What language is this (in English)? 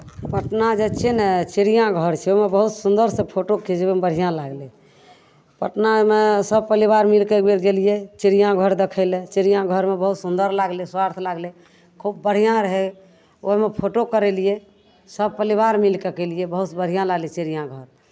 Maithili